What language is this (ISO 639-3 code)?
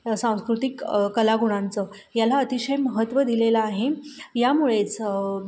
mar